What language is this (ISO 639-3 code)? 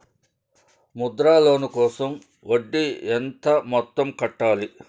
tel